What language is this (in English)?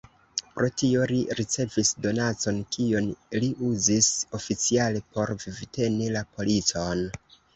Esperanto